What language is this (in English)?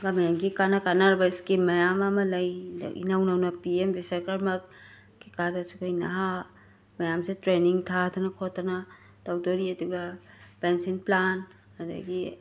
Manipuri